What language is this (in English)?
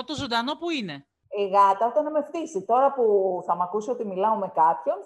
Greek